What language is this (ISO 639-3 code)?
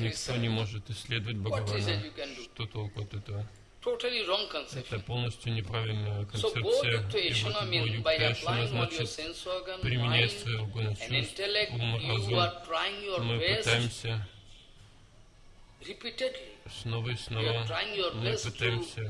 rus